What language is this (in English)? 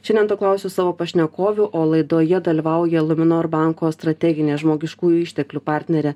Lithuanian